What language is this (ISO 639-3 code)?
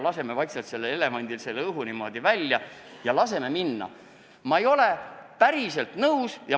est